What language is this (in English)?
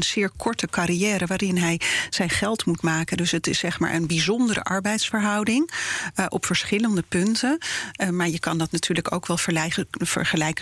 Dutch